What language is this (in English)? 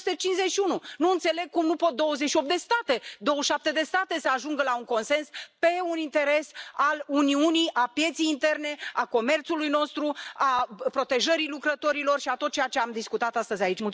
Romanian